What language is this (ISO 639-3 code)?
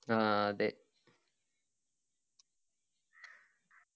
mal